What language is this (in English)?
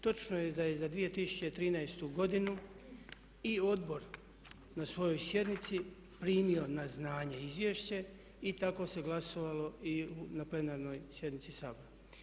Croatian